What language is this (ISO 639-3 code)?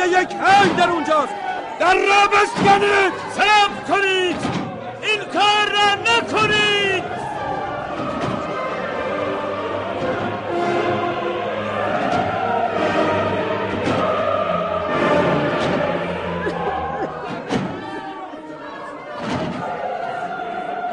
fas